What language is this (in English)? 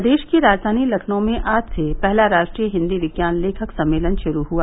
Hindi